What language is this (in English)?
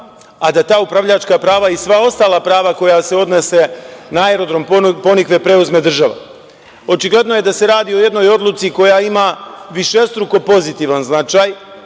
Serbian